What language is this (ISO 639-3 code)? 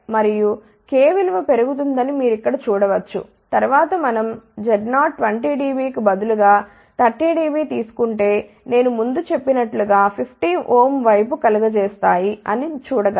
tel